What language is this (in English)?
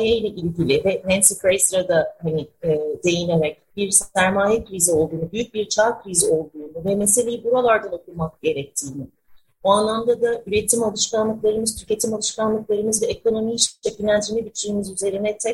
Turkish